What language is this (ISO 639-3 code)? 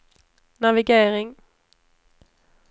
swe